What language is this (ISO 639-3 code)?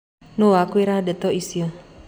kik